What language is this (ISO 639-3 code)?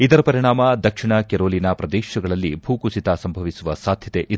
kan